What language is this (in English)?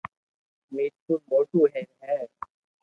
Loarki